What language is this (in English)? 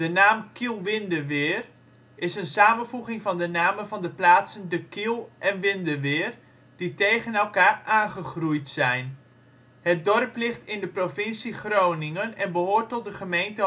Dutch